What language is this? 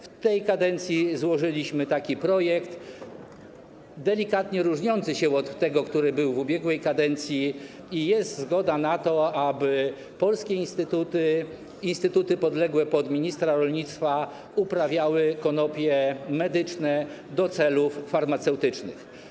Polish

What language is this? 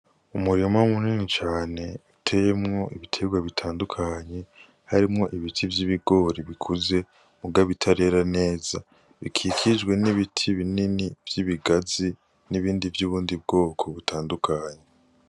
Rundi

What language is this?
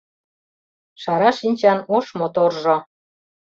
Mari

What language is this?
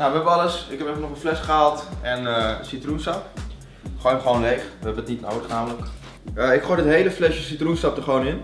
Dutch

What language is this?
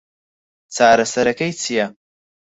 Central Kurdish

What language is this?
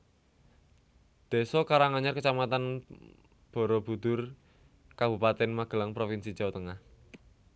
Javanese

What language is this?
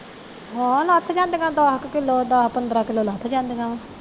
Punjabi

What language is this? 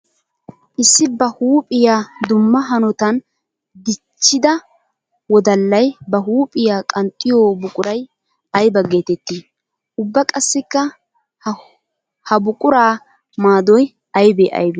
Wolaytta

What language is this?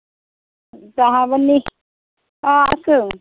Assamese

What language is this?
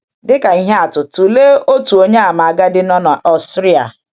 Igbo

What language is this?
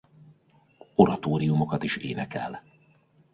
Hungarian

